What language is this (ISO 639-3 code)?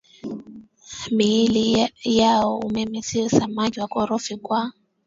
swa